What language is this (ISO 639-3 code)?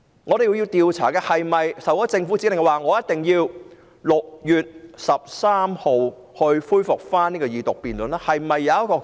yue